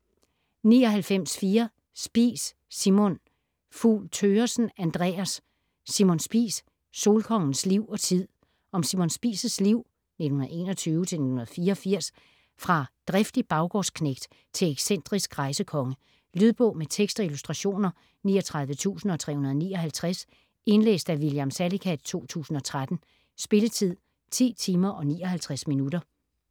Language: Danish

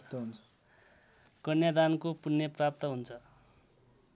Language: Nepali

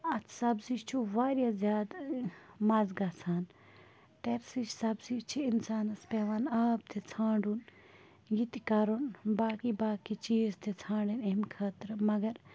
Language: Kashmiri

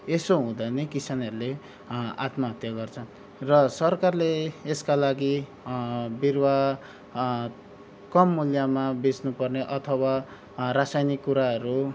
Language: Nepali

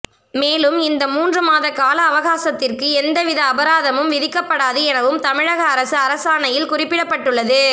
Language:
Tamil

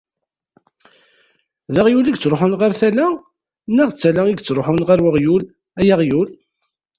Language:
Kabyle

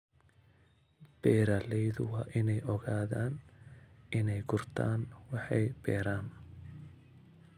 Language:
Somali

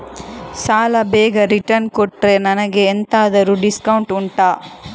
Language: Kannada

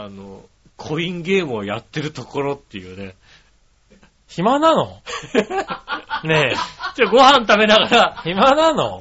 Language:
Japanese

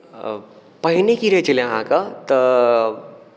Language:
Maithili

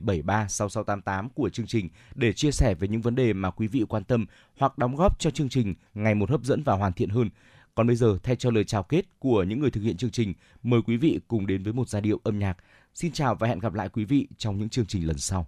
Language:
Vietnamese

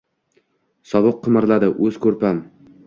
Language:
Uzbek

